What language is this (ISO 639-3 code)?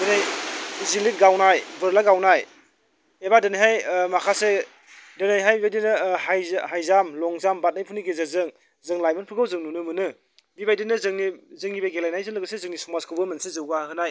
brx